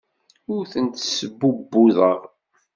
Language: Kabyle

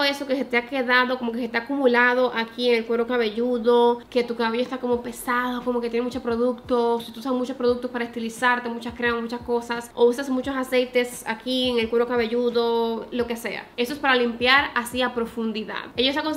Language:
Spanish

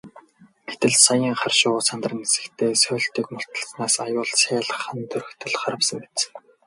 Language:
Mongolian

